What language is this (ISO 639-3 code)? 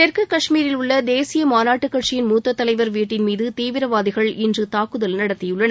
tam